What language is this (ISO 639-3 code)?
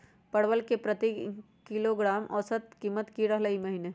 mag